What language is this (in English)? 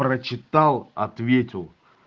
Russian